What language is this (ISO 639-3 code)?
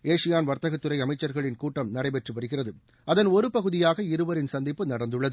tam